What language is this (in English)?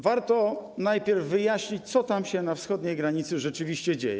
Polish